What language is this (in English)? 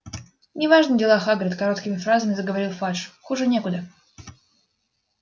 Russian